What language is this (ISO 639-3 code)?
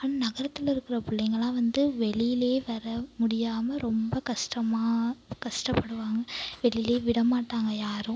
tam